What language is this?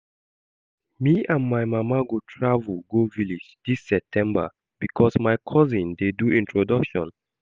Nigerian Pidgin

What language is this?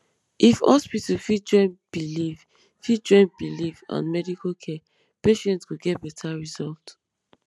Nigerian Pidgin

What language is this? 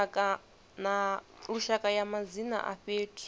Venda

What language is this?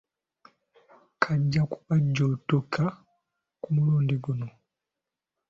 Ganda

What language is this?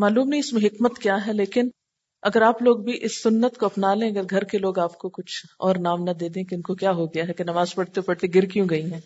Urdu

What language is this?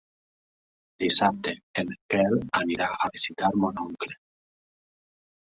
Catalan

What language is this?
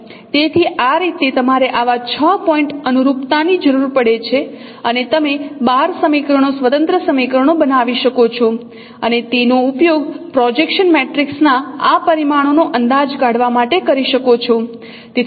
Gujarati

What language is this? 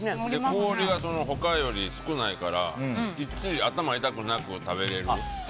Japanese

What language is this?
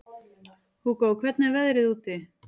Icelandic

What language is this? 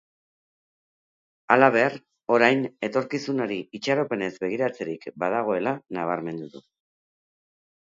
Basque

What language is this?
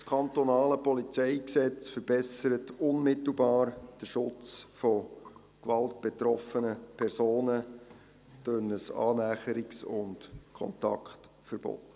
Swiss German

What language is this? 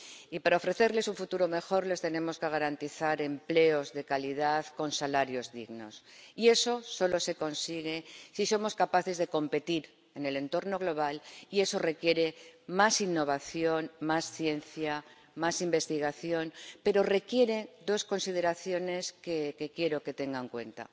Spanish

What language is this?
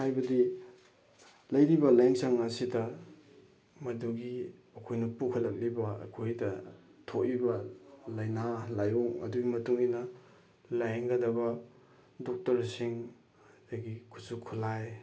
Manipuri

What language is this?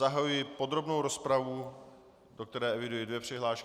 Czech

